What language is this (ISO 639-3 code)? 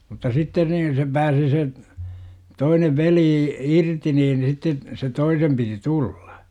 fin